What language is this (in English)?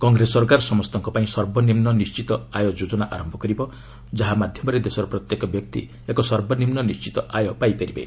Odia